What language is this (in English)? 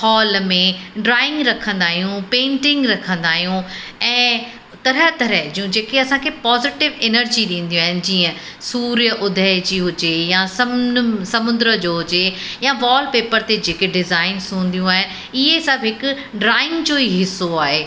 Sindhi